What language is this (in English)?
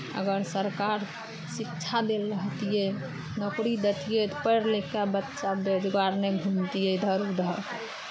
Maithili